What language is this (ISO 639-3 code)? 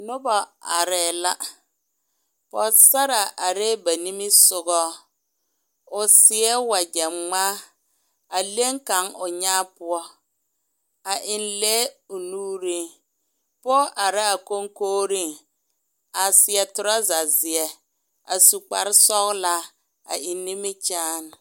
dga